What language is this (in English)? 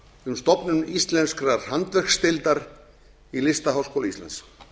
Icelandic